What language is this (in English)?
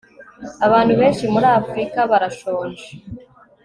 Kinyarwanda